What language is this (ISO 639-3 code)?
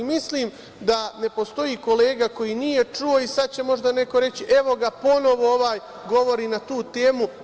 srp